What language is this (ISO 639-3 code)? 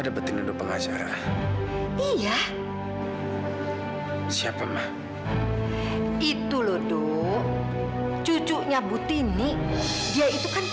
ind